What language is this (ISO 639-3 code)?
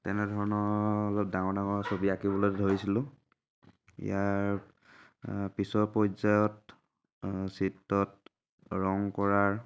asm